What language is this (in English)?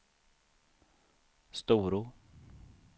Swedish